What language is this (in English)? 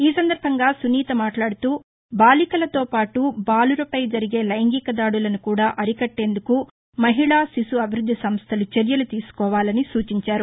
Telugu